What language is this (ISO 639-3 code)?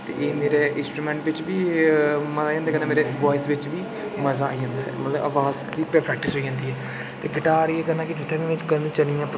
doi